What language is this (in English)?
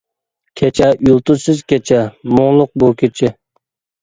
Uyghur